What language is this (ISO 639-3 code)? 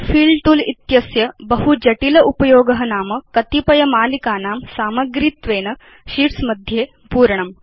san